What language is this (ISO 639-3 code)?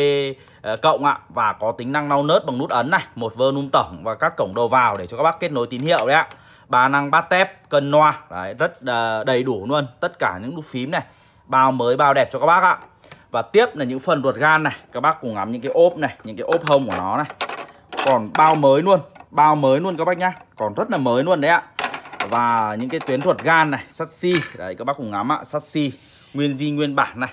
vie